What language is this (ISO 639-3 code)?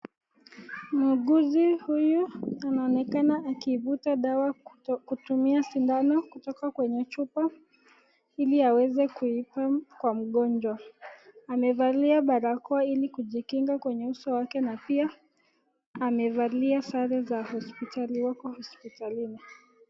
swa